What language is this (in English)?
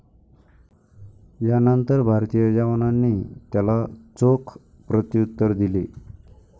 Marathi